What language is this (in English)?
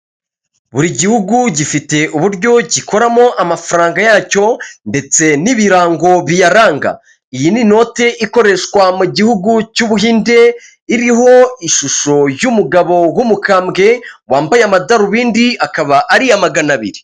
Kinyarwanda